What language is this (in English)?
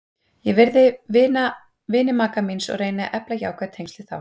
Icelandic